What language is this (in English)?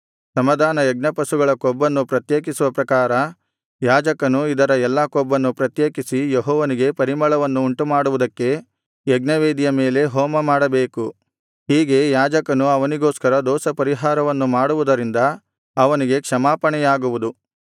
Kannada